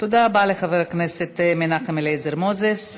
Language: Hebrew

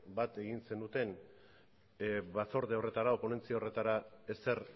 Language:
Basque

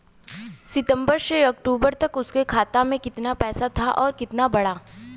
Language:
Bhojpuri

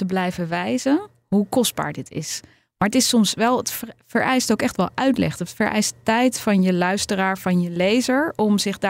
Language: Dutch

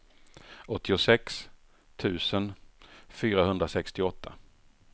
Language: Swedish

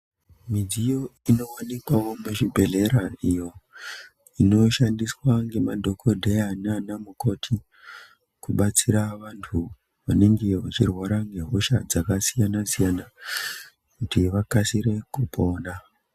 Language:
Ndau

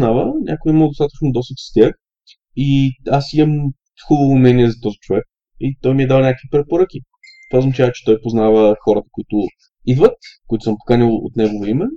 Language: Bulgarian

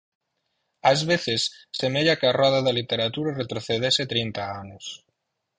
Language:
Galician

